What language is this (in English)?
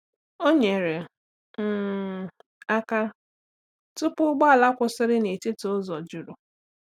Igbo